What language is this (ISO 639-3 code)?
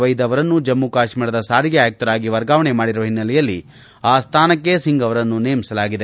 kan